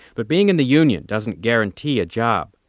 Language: English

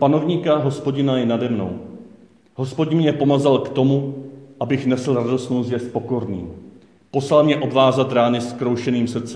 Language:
Czech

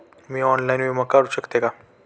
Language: Marathi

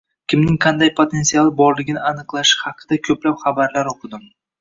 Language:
Uzbek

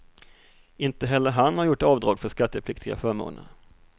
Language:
Swedish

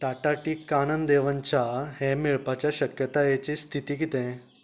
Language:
Konkani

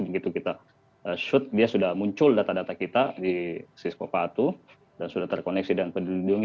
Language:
Indonesian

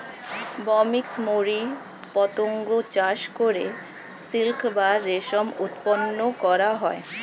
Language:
Bangla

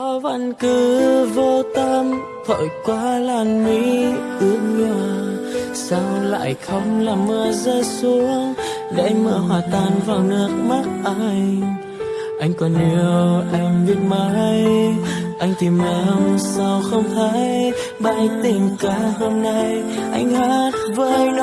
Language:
Vietnamese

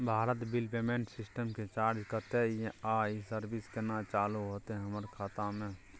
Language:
Maithili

